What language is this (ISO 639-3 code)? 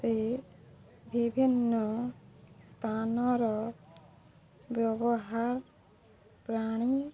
ori